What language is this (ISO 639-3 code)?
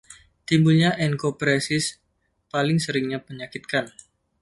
ind